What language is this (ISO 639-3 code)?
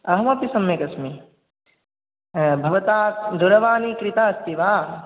san